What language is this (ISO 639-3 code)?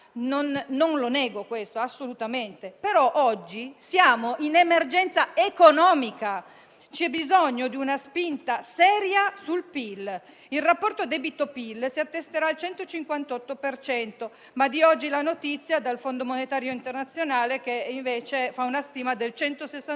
ita